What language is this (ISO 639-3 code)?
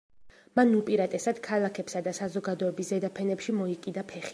kat